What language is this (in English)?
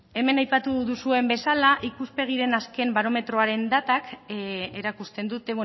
Basque